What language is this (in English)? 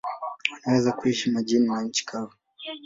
Swahili